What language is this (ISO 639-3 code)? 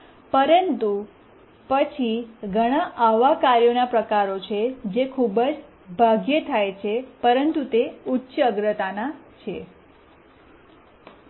guj